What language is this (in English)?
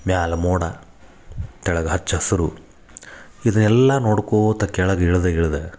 Kannada